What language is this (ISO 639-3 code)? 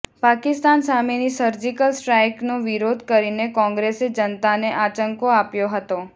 guj